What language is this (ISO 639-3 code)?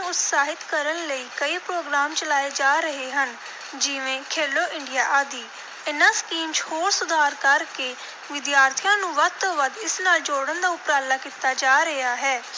pan